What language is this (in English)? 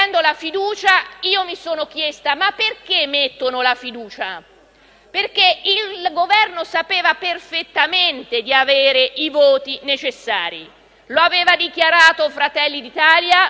Italian